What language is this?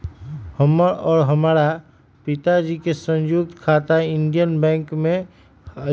Magahi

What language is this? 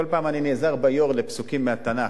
Hebrew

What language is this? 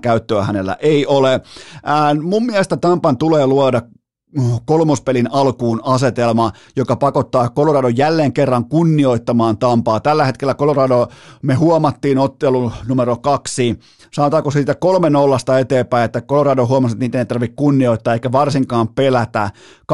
Finnish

